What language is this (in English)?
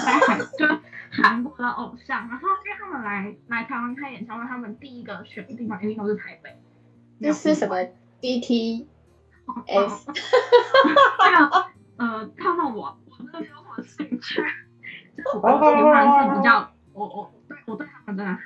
Chinese